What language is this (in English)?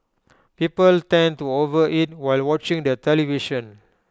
English